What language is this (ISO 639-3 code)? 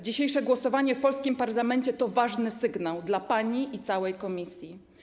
pol